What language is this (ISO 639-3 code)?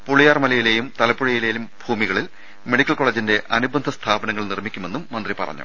mal